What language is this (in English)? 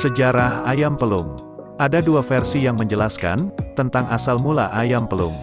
Indonesian